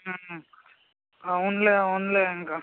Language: Telugu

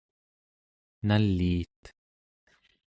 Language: Central Yupik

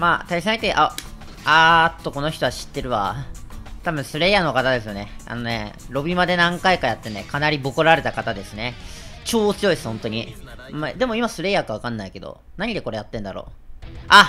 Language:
Japanese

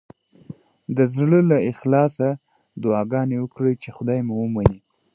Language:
Pashto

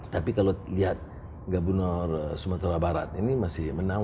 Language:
Indonesian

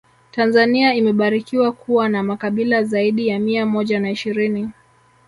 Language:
Swahili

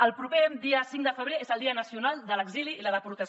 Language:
Catalan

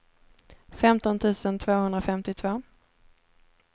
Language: Swedish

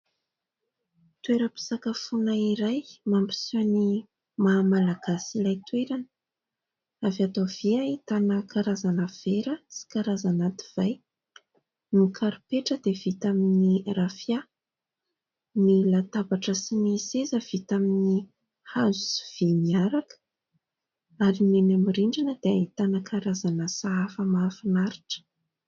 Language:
Malagasy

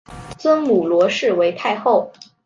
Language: Chinese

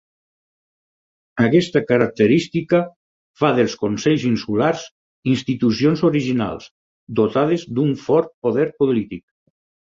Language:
Catalan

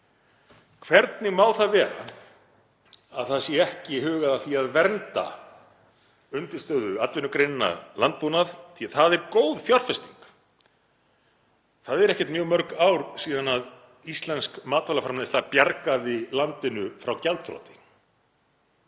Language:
Icelandic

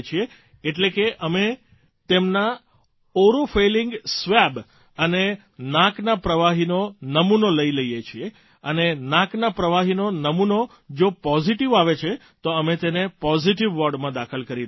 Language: Gujarati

